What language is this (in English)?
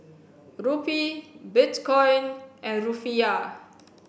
English